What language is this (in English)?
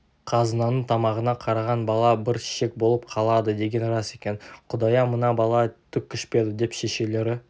Kazakh